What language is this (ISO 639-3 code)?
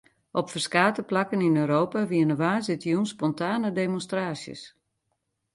fry